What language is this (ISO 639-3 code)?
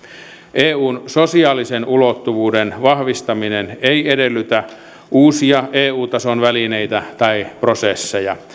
fin